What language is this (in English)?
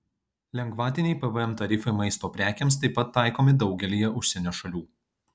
Lithuanian